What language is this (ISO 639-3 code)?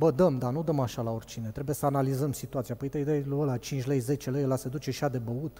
ron